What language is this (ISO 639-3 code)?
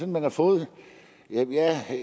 dan